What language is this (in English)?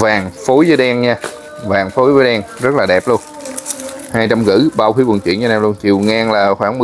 Vietnamese